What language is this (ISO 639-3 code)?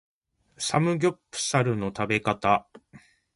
jpn